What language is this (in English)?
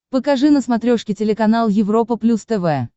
Russian